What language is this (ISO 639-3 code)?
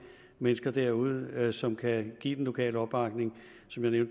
dan